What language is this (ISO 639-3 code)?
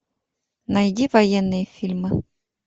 rus